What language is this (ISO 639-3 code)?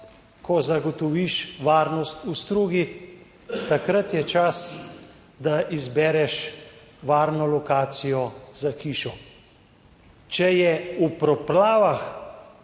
slv